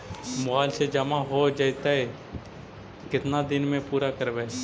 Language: Magahi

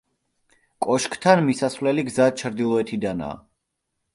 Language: Georgian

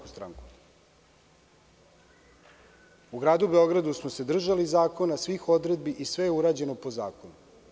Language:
Serbian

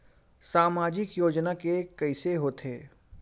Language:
Chhattisgarhi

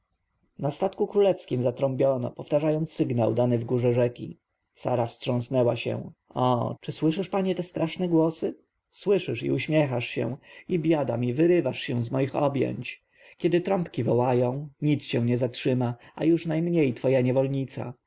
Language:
Polish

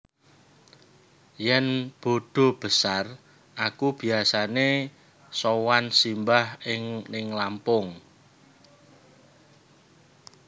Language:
Javanese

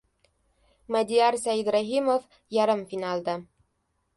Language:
Uzbek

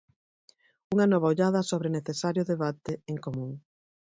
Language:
Galician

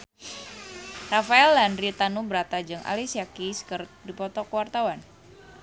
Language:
Sundanese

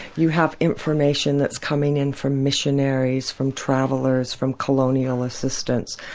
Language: English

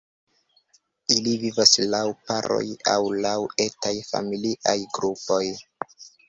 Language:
Esperanto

